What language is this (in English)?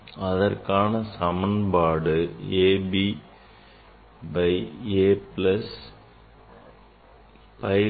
Tamil